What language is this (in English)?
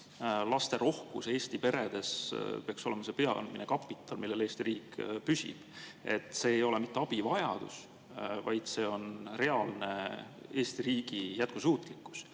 Estonian